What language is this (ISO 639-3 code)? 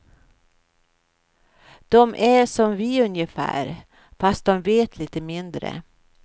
swe